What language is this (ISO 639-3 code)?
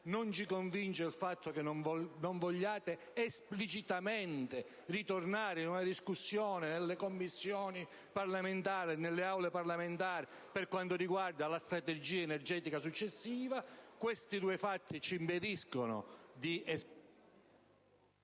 ita